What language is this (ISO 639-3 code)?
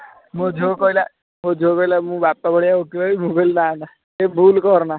ori